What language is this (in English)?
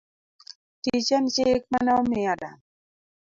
Luo (Kenya and Tanzania)